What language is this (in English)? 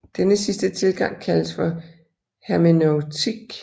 Danish